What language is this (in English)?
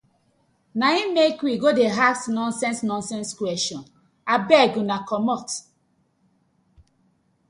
Nigerian Pidgin